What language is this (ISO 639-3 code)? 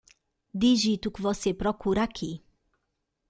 por